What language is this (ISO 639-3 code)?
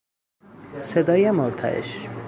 fas